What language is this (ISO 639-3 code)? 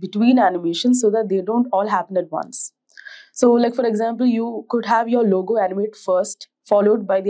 eng